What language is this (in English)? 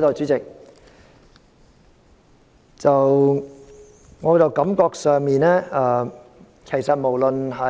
Cantonese